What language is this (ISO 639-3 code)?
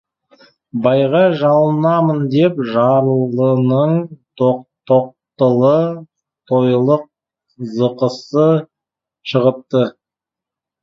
kaz